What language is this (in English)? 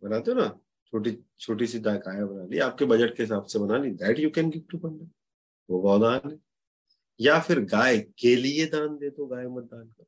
Hindi